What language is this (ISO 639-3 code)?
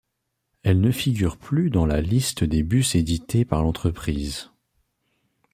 fra